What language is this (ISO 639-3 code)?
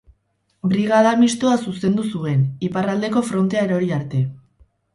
eus